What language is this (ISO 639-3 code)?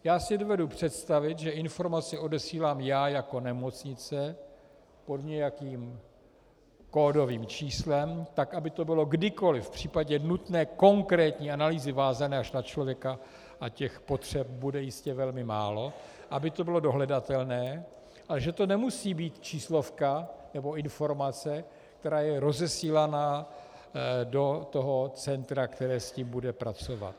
ces